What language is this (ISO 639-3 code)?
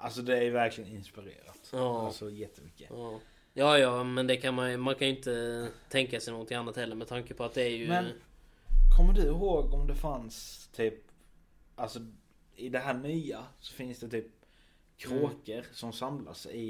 swe